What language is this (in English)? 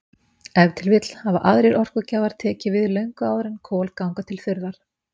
Icelandic